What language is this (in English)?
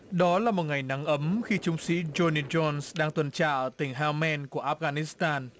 Vietnamese